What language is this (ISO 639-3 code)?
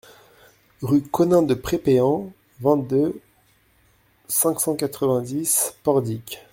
fra